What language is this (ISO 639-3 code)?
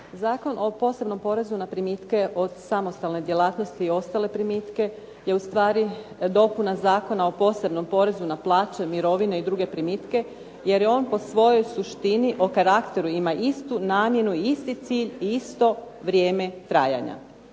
hrv